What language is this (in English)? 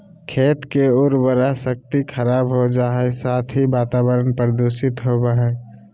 Magahi